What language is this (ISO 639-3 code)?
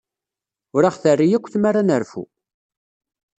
kab